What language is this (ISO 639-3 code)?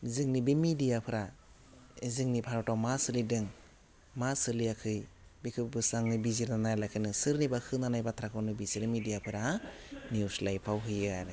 brx